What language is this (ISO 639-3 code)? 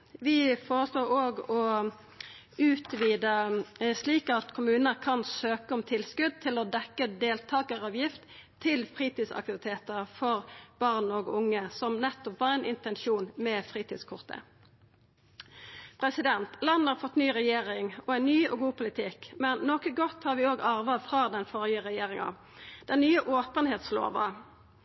nno